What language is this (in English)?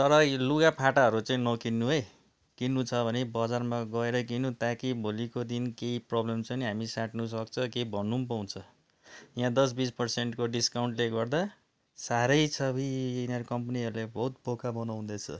Nepali